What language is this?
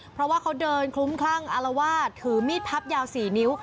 Thai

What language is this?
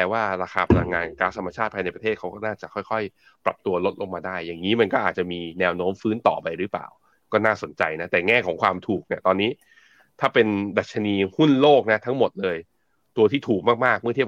Thai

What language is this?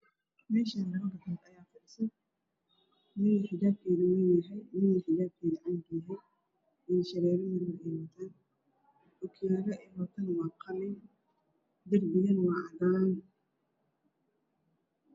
Somali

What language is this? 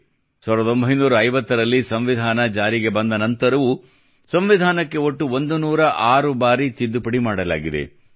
Kannada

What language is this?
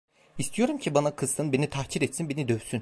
Turkish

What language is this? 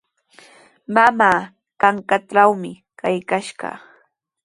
Sihuas Ancash Quechua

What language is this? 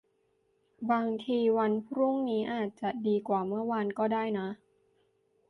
Thai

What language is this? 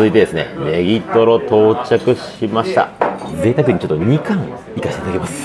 Japanese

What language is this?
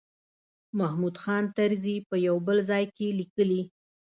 Pashto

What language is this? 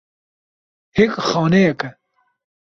Kurdish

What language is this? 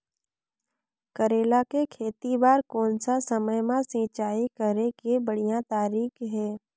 Chhattisgarhi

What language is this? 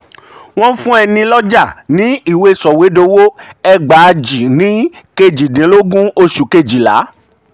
Yoruba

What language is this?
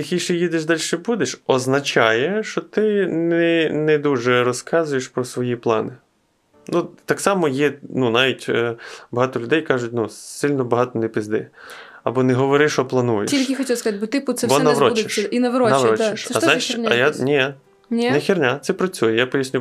Ukrainian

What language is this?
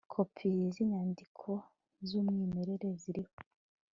Kinyarwanda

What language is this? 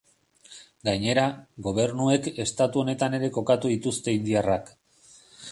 Basque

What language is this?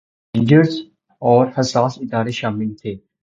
Urdu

